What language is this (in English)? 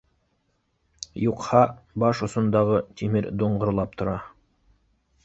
Bashkir